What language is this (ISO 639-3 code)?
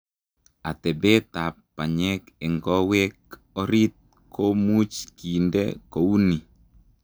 kln